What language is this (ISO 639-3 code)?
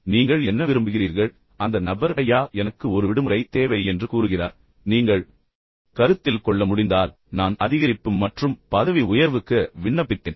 tam